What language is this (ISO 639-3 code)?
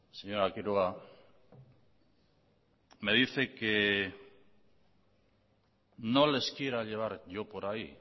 spa